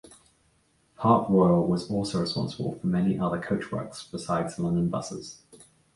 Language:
English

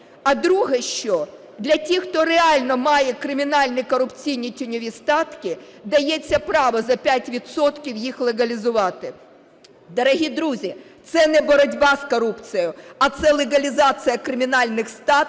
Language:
Ukrainian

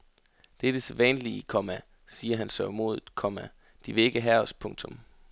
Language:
Danish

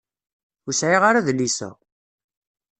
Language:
Kabyle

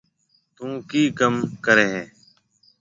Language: Marwari (Pakistan)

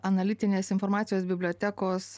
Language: Lithuanian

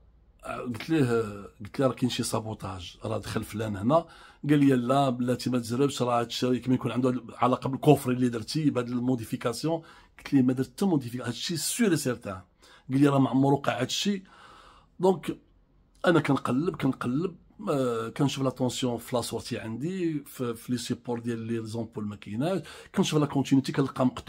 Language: Arabic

